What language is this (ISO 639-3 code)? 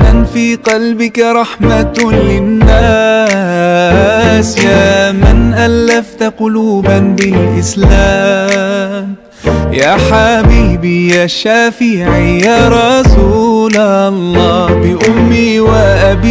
ara